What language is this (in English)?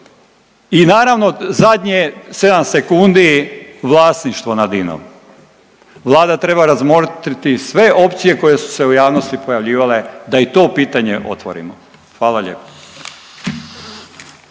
Croatian